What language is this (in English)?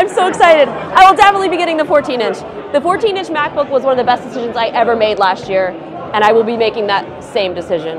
English